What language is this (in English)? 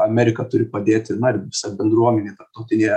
Lithuanian